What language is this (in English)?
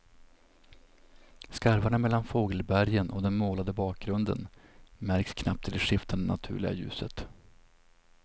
Swedish